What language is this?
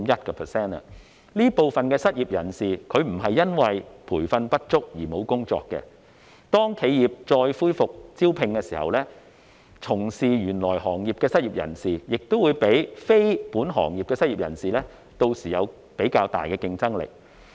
Cantonese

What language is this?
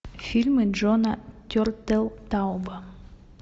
Russian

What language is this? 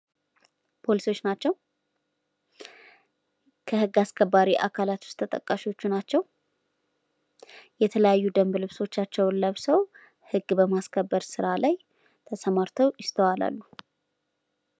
Amharic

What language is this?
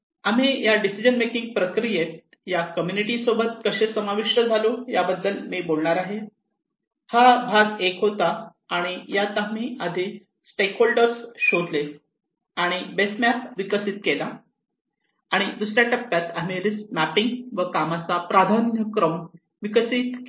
Marathi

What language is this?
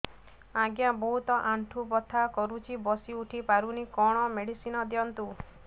Odia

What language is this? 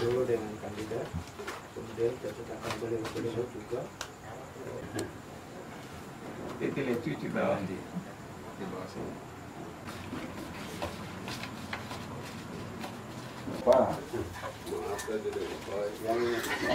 Indonesian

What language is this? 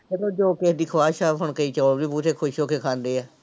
Punjabi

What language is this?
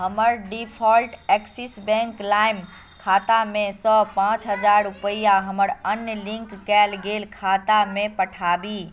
Maithili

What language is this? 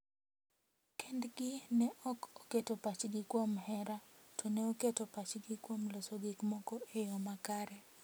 Luo (Kenya and Tanzania)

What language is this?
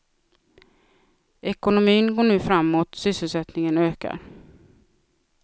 Swedish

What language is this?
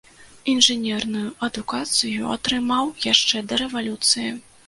Belarusian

